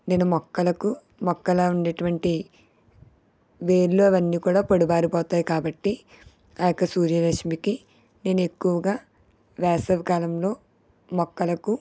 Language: Telugu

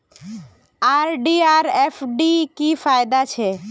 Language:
Magahi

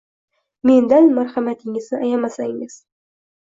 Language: Uzbek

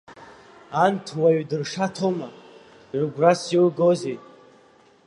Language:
Abkhazian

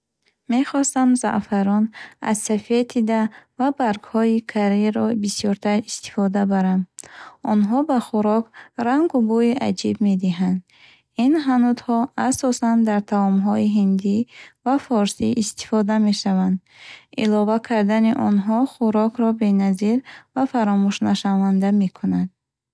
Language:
Bukharic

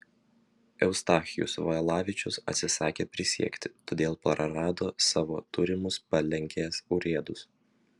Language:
Lithuanian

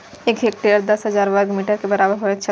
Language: Maithili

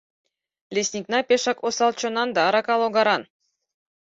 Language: Mari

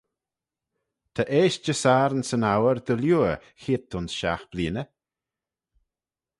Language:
Manx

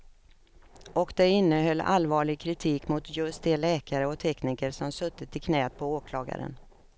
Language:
Swedish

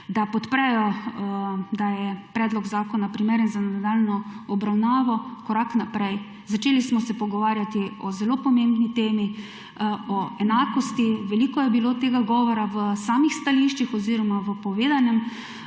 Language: Slovenian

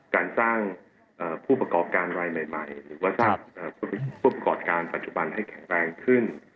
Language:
Thai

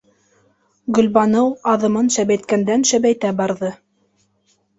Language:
Bashkir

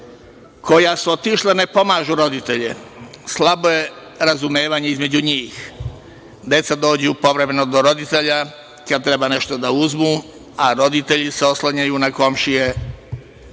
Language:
Serbian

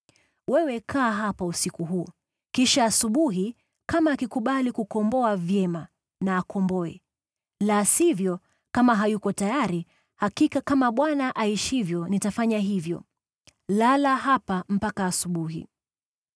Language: Swahili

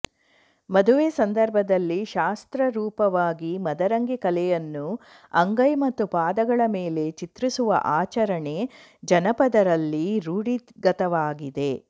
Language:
Kannada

